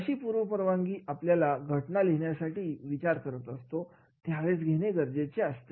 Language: Marathi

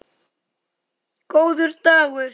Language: Icelandic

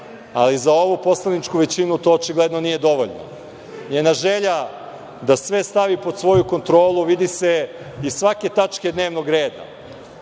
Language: Serbian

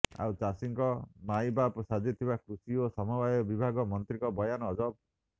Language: Odia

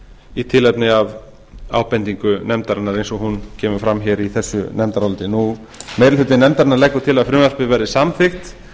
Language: Icelandic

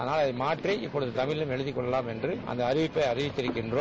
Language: Tamil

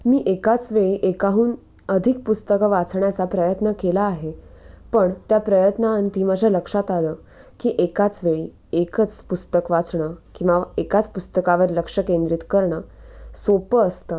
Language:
Marathi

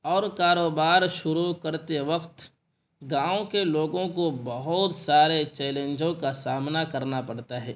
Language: Urdu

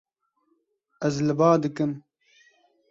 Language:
Kurdish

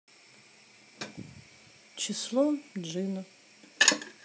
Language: Russian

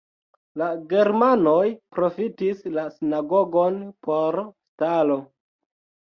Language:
Esperanto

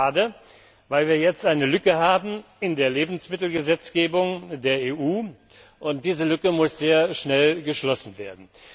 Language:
German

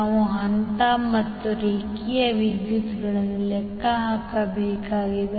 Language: Kannada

